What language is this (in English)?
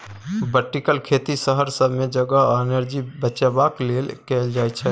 Maithili